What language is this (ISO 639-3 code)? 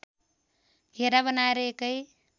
nep